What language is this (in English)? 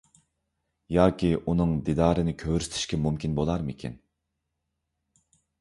Uyghur